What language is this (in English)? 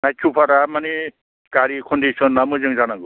Bodo